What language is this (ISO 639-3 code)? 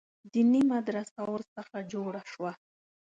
pus